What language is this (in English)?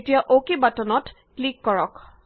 Assamese